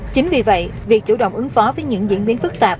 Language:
Vietnamese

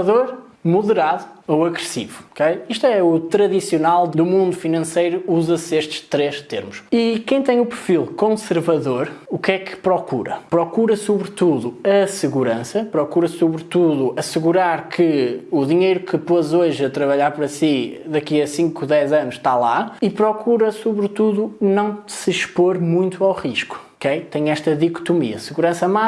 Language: Portuguese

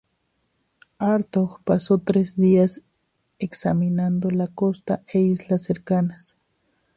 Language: Spanish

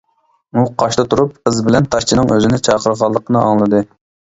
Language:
Uyghur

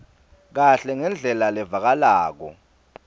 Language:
Swati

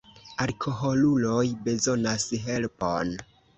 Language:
Esperanto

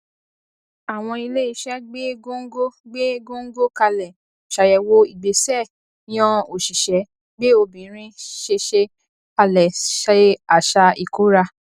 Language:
Yoruba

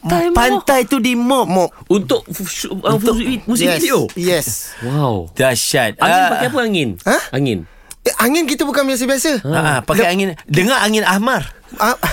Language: Malay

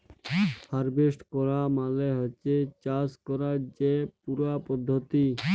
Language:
Bangla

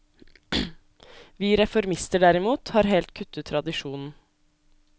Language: Norwegian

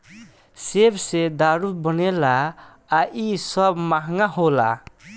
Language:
Bhojpuri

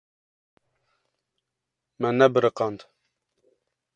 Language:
Kurdish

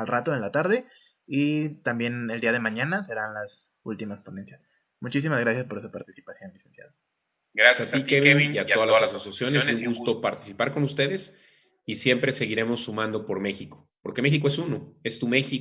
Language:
Spanish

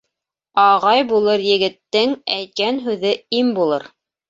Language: Bashkir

